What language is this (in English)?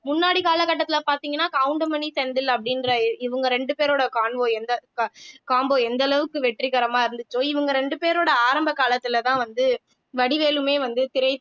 Tamil